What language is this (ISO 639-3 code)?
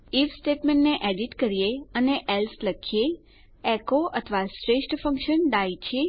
guj